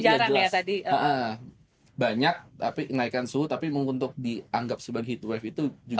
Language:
Indonesian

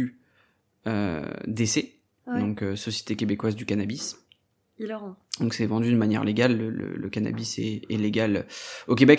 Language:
French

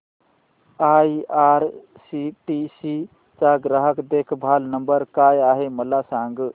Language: Marathi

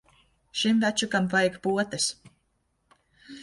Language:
Latvian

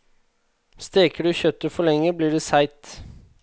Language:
Norwegian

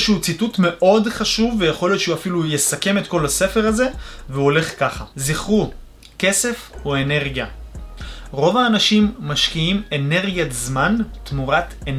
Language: Hebrew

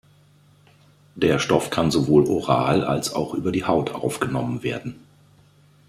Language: German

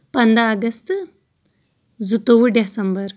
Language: Kashmiri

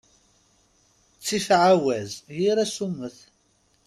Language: Kabyle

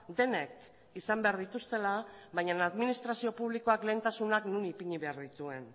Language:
Basque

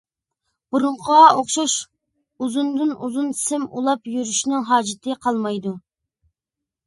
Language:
Uyghur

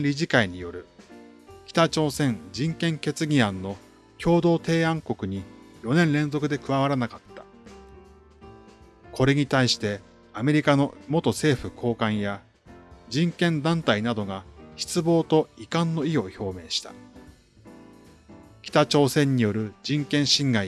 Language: Japanese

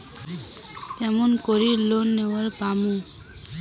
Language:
Bangla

